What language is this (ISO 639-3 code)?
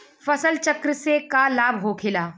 bho